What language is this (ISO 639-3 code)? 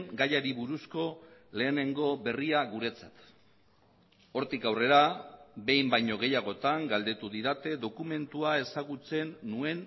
eus